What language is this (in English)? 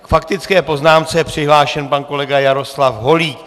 Czech